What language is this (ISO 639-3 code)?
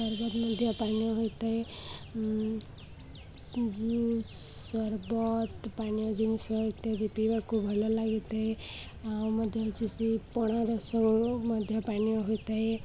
ori